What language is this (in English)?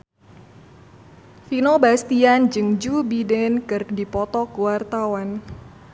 Sundanese